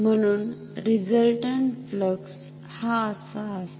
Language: Marathi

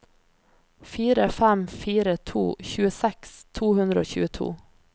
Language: Norwegian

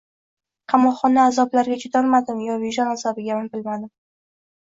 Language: Uzbek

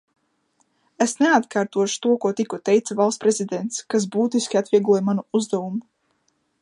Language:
Latvian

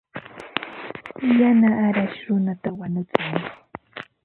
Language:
Ambo-Pasco Quechua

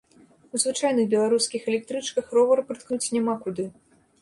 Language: Belarusian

